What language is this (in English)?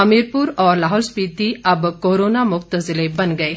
Hindi